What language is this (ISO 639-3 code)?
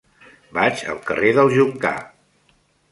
cat